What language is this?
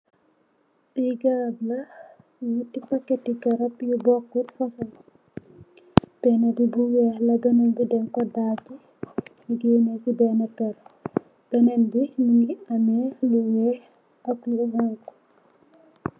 Wolof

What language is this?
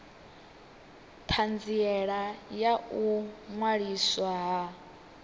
Venda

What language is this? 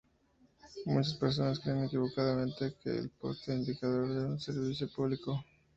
Spanish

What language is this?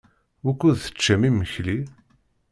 Kabyle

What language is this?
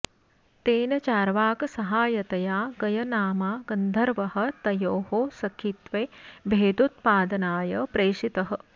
Sanskrit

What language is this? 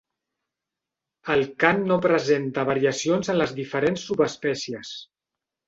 Catalan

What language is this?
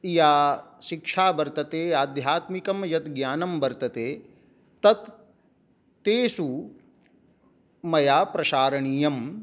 Sanskrit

